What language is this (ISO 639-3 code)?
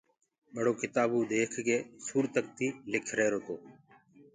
ggg